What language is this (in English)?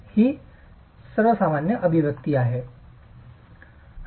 Marathi